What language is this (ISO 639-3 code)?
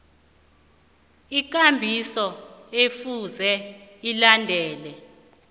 nbl